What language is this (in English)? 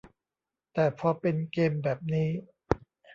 Thai